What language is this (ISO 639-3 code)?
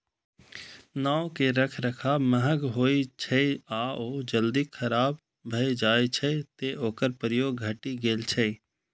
mai